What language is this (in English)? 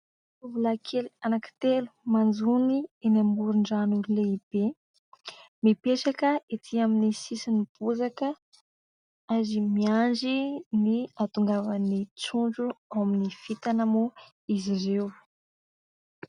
Malagasy